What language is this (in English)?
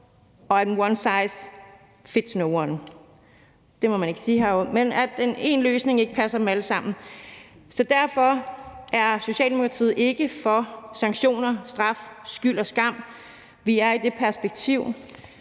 Danish